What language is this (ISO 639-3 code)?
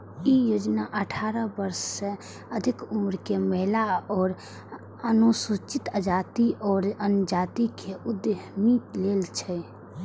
mai